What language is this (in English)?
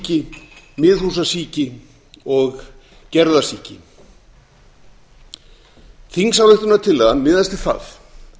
Icelandic